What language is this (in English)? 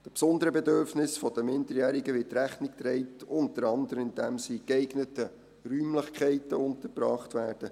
Swiss German